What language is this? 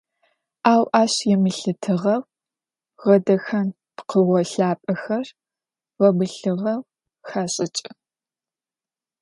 Adyghe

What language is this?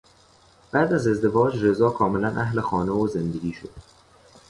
Persian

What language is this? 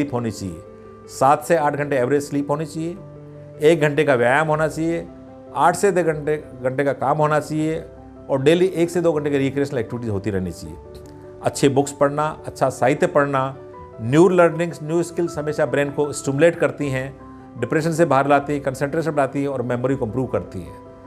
Hindi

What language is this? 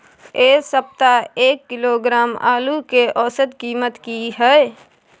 Maithili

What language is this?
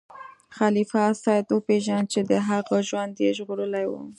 Pashto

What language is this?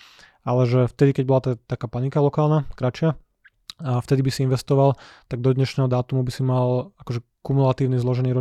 Slovak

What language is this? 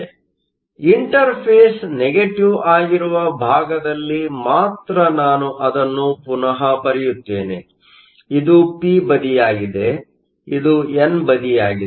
Kannada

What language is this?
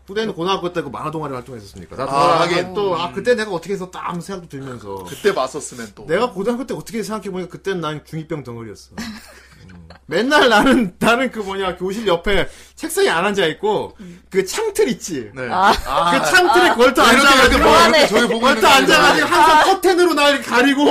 Korean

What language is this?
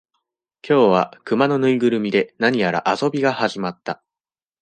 Japanese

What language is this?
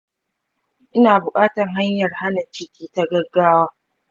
Hausa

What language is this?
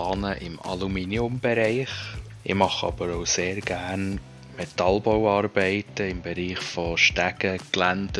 German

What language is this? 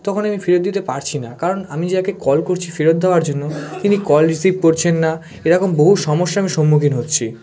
Bangla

